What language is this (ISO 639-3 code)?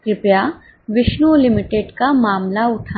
hin